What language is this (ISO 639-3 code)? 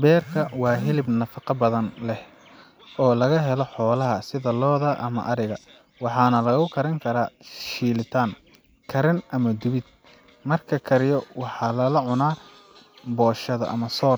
som